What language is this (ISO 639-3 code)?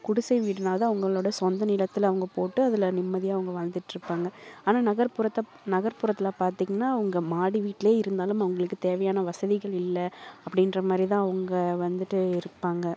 tam